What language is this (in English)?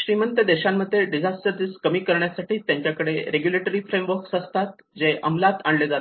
Marathi